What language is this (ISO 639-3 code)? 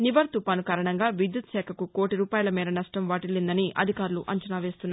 tel